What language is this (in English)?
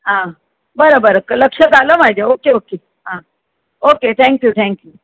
Marathi